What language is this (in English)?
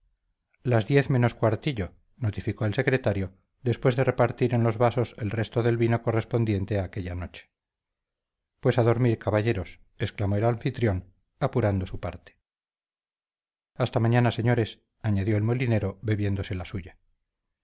Spanish